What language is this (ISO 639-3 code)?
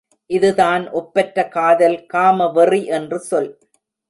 tam